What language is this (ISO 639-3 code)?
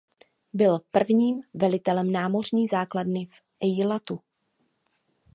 ces